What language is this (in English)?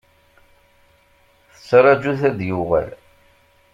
Kabyle